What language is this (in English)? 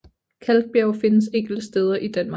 Danish